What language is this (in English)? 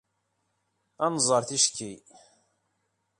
Kabyle